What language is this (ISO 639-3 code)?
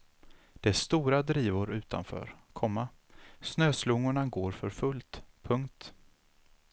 swe